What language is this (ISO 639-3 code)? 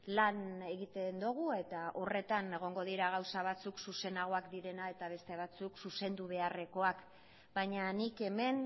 eus